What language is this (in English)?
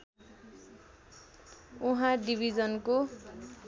Nepali